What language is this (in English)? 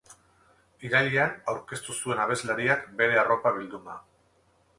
Basque